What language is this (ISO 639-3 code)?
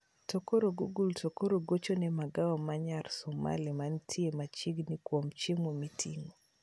luo